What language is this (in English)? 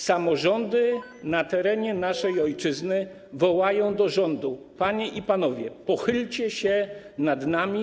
Polish